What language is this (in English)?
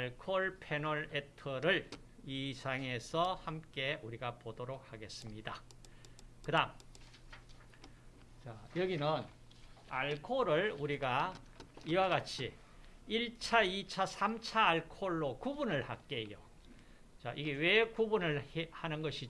Korean